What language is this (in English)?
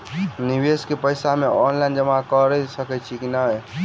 Maithili